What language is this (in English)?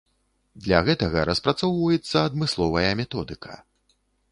Belarusian